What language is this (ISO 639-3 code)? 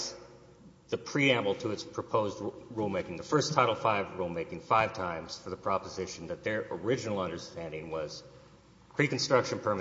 eng